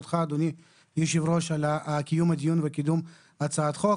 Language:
Hebrew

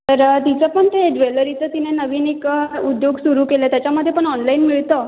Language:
Marathi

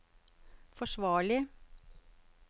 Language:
Norwegian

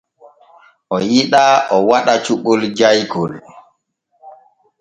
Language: Borgu Fulfulde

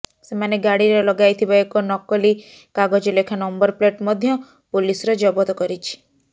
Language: Odia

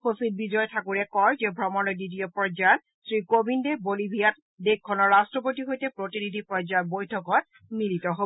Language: Assamese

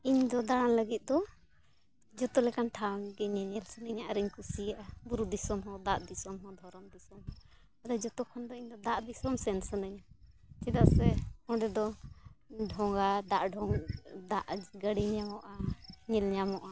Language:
Santali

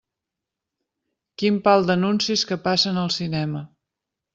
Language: Catalan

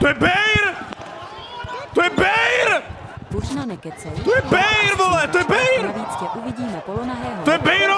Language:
Czech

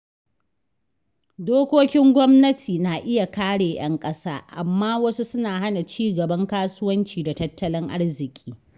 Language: Hausa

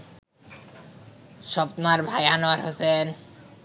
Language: Bangla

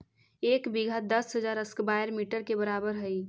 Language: Magahi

